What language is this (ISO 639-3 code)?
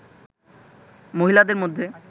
ben